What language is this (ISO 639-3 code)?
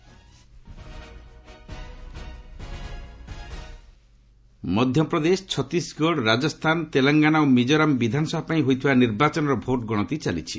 ori